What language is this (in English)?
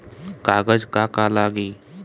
Bhojpuri